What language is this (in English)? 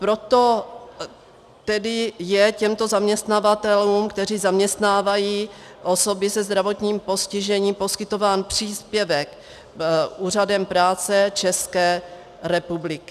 Czech